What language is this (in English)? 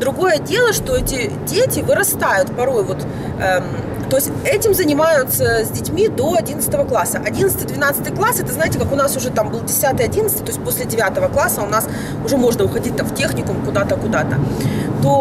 Russian